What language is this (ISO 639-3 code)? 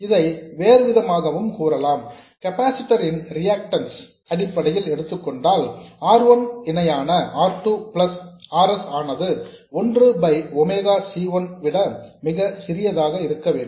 tam